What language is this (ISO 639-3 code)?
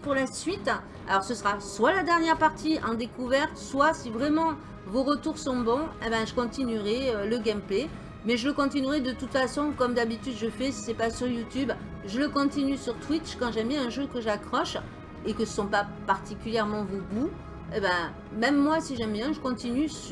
fra